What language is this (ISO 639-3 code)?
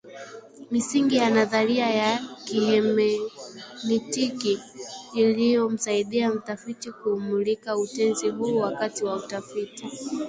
swa